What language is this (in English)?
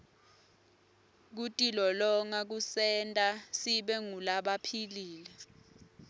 Swati